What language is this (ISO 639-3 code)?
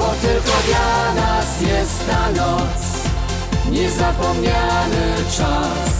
pol